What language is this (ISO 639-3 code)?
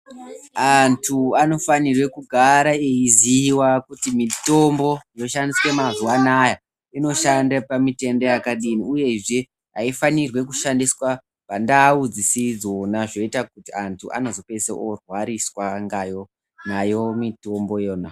ndc